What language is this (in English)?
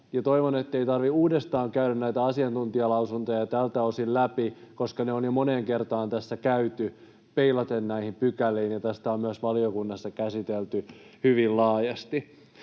Finnish